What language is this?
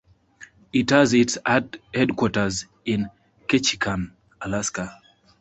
English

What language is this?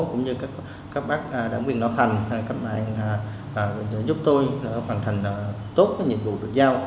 Vietnamese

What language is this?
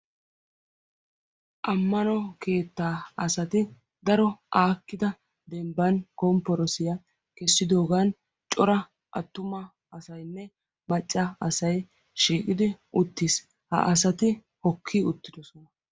Wolaytta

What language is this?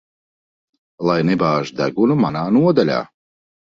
Latvian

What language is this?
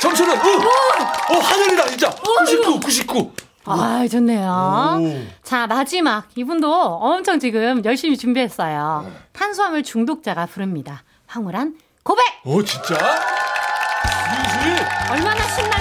Korean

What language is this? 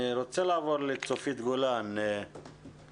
Hebrew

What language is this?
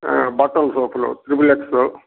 Telugu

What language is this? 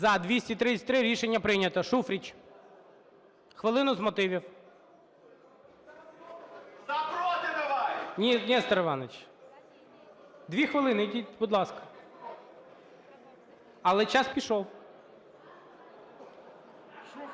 Ukrainian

